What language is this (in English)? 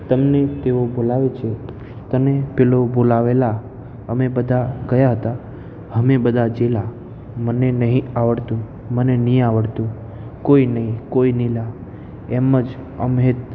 Gujarati